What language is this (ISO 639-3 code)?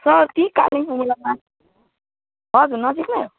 nep